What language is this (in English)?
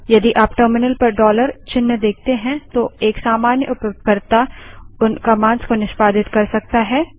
Hindi